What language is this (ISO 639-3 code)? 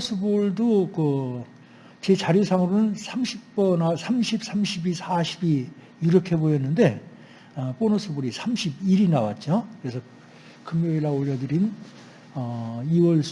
kor